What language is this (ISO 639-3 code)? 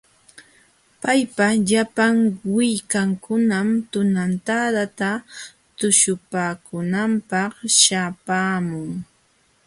qxw